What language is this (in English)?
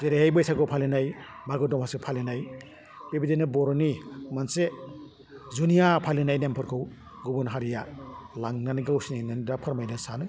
Bodo